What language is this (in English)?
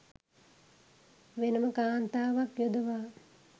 Sinhala